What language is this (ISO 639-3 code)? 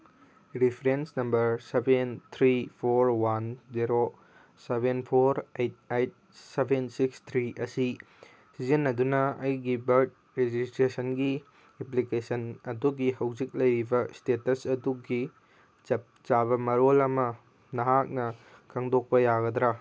mni